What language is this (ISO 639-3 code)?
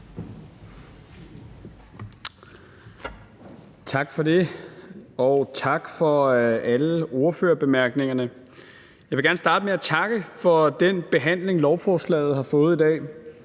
dan